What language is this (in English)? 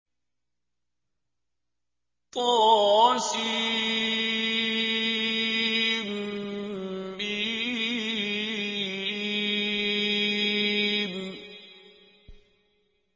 Arabic